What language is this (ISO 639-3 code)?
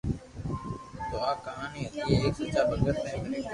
lrk